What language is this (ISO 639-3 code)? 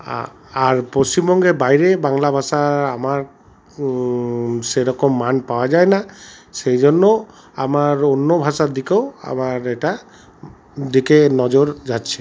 ben